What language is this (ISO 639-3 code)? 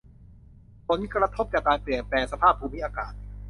tha